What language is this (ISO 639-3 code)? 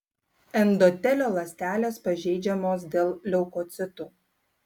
lit